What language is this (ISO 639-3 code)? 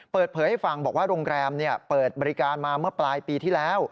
tha